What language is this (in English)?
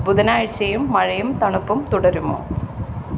Malayalam